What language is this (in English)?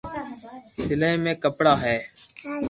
Loarki